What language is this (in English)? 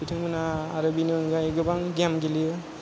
Bodo